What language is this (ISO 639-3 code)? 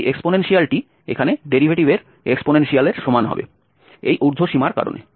ben